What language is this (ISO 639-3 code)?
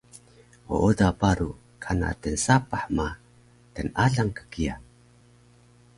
trv